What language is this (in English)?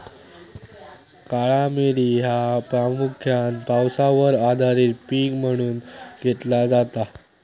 Marathi